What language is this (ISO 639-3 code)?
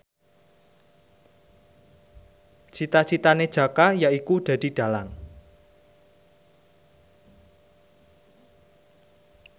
jav